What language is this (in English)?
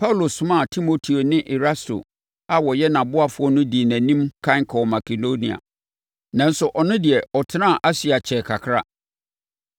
Akan